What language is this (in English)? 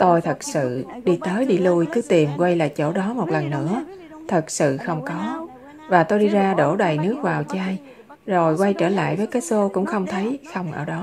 Vietnamese